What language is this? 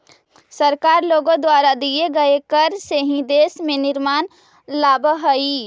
Magahi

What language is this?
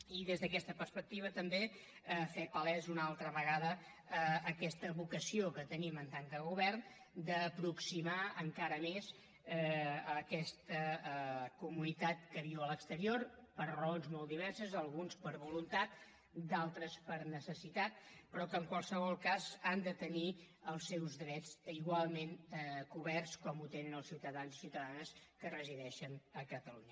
Catalan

